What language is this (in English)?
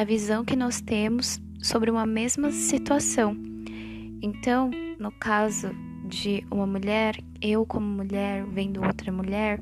Portuguese